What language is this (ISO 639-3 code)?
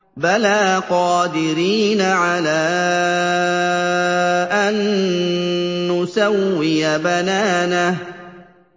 ara